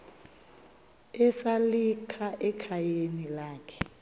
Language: Xhosa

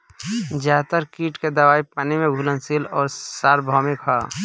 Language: Bhojpuri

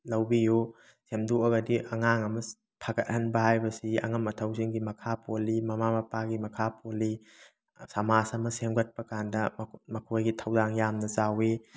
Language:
Manipuri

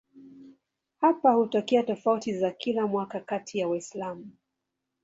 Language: Swahili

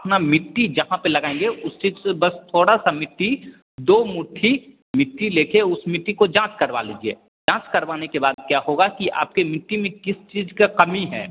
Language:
Hindi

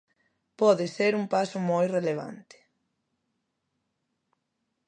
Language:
Galician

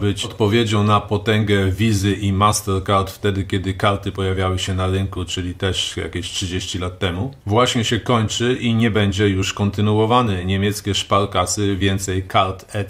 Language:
Polish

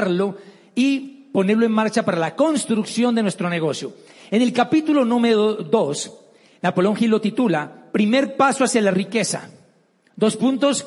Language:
Spanish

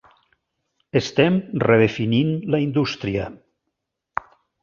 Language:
Catalan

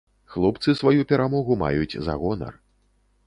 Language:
Belarusian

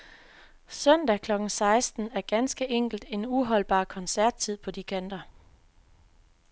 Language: Danish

